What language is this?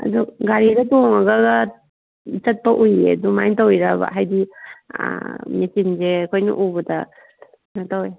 Manipuri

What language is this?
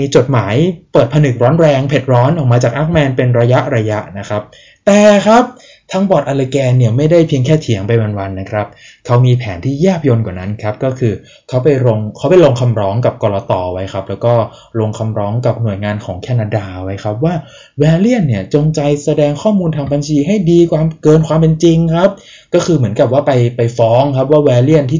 Thai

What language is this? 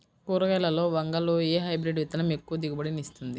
Telugu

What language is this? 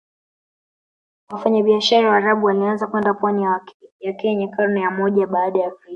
Swahili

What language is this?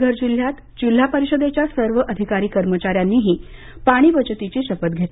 Marathi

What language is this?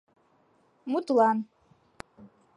Mari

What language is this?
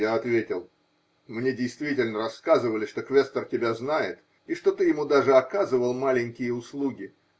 Russian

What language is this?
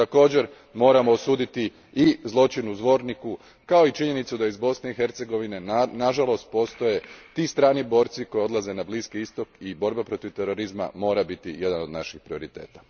Croatian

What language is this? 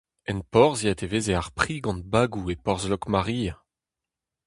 Breton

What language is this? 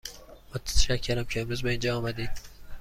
Persian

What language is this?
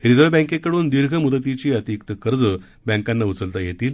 Marathi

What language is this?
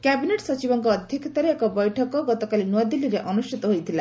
Odia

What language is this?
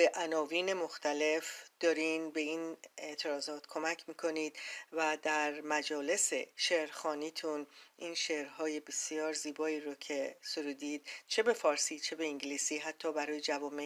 Persian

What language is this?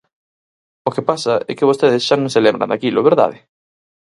Galician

